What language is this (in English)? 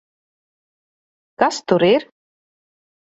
Latvian